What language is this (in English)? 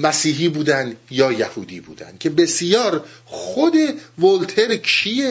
Persian